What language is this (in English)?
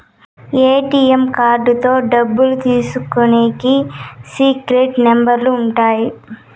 Telugu